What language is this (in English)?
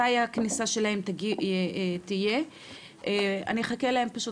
Hebrew